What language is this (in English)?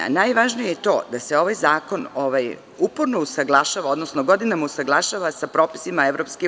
Serbian